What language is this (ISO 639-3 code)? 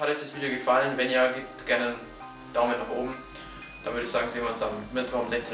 deu